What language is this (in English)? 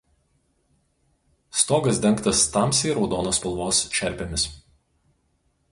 Lithuanian